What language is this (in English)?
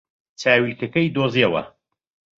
Central Kurdish